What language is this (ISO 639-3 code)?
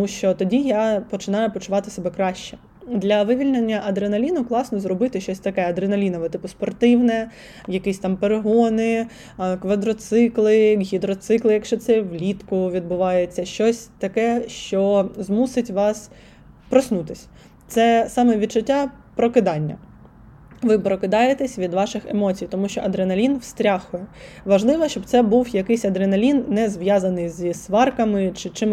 ukr